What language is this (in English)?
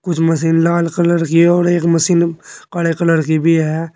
Hindi